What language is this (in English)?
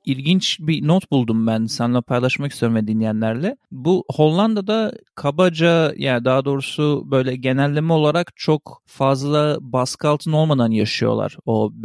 Turkish